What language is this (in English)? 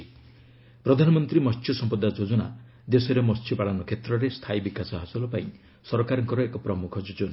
Odia